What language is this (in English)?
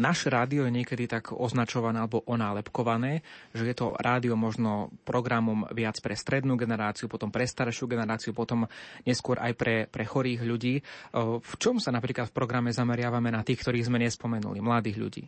Slovak